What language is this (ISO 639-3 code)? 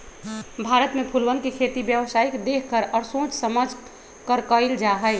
mag